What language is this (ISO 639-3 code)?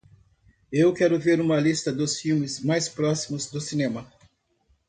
por